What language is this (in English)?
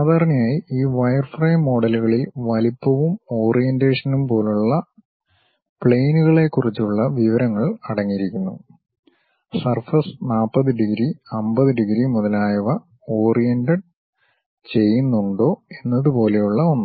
Malayalam